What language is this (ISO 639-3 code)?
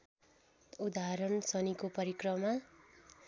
nep